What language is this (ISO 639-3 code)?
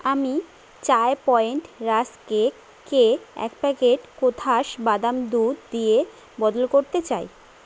ben